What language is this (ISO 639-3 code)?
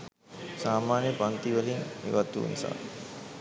sin